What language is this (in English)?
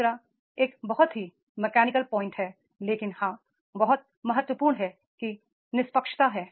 Hindi